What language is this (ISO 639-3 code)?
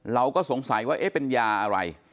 tha